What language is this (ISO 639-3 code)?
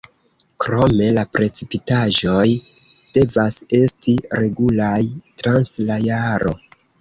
epo